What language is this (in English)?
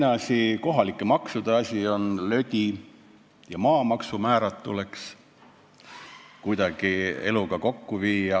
Estonian